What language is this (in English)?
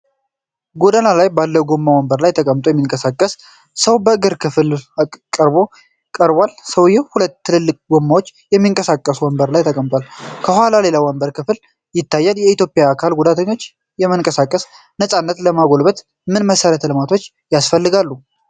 Amharic